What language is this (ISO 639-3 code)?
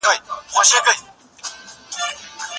pus